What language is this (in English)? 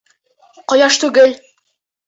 Bashkir